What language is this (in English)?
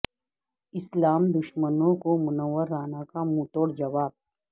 Urdu